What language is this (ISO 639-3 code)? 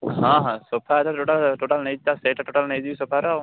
ori